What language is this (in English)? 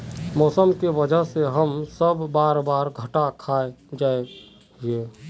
Magahi